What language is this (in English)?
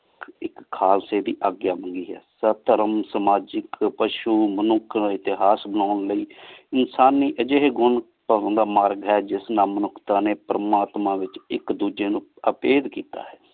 Punjabi